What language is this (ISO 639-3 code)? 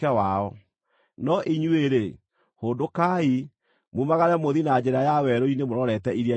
kik